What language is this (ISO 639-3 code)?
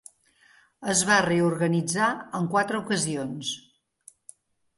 cat